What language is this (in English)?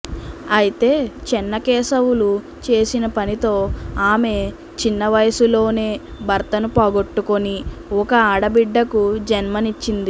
Telugu